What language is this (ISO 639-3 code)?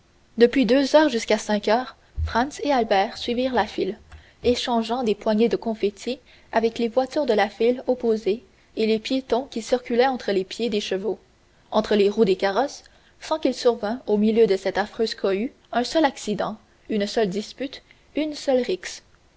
fra